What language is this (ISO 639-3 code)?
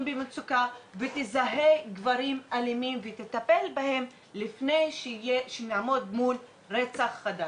heb